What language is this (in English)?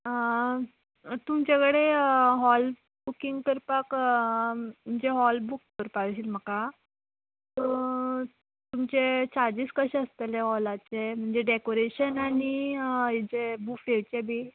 Konkani